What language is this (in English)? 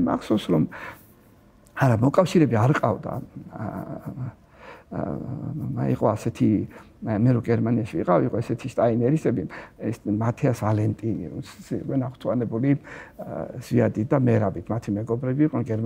Romanian